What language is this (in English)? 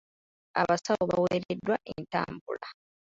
Ganda